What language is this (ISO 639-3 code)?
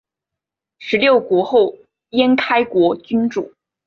zho